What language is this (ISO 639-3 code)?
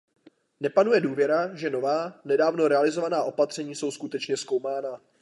ces